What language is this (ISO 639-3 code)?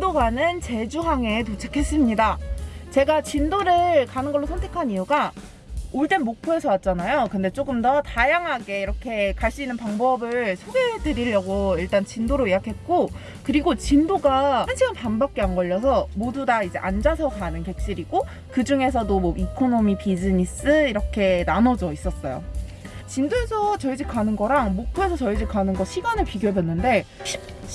kor